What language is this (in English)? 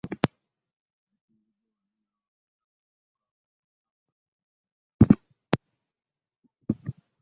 Ganda